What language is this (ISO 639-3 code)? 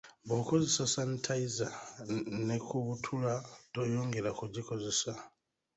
lug